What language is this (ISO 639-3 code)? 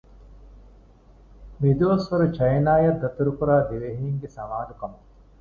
div